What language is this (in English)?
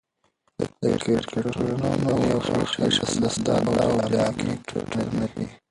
Pashto